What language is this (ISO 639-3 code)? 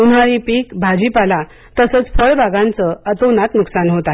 mar